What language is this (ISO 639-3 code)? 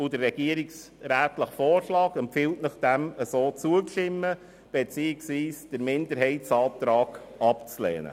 gsw